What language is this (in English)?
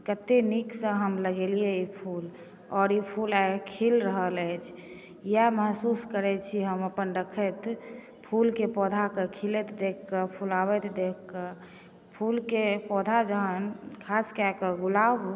Maithili